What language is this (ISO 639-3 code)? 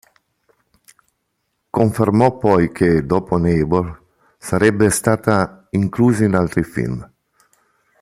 ita